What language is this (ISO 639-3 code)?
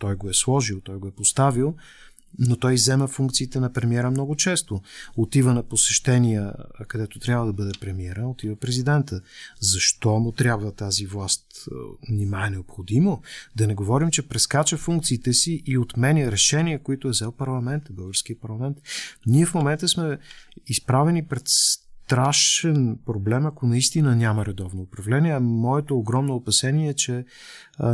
bul